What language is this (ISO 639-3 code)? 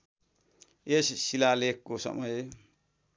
nep